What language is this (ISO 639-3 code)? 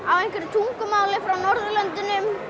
isl